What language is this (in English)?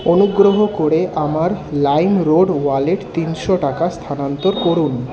Bangla